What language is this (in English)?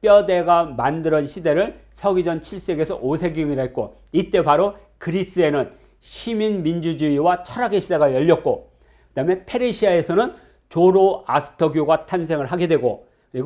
Korean